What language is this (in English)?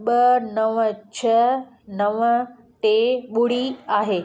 Sindhi